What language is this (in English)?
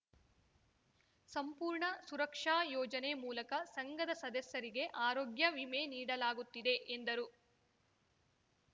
Kannada